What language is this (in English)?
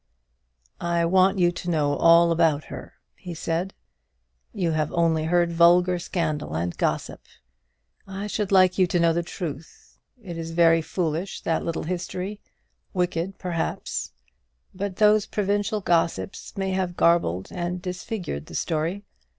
English